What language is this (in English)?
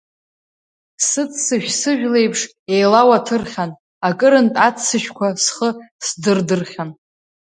Abkhazian